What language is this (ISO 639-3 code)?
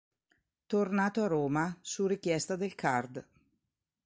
ita